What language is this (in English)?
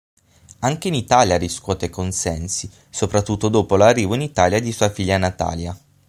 Italian